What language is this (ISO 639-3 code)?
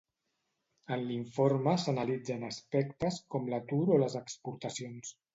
cat